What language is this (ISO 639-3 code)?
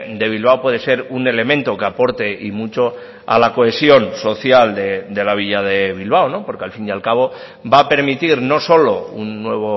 spa